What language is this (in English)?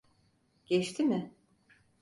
Turkish